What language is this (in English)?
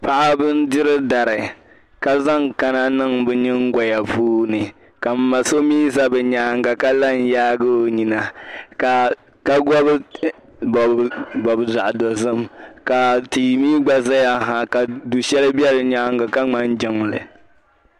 Dagbani